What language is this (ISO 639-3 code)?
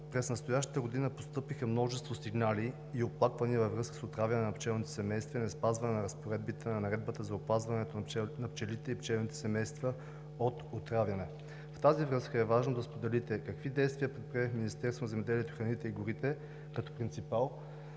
bul